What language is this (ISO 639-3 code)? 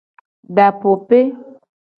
gej